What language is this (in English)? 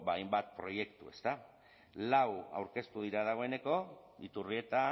Basque